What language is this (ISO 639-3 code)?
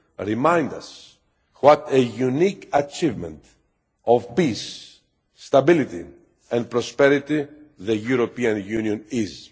eng